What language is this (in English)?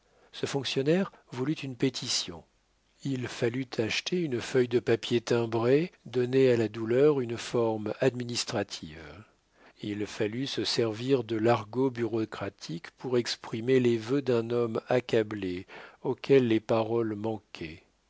French